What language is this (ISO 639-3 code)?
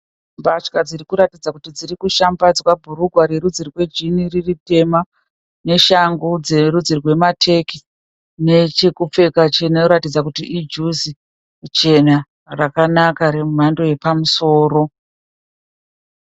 sna